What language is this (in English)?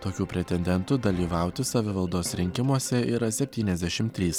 Lithuanian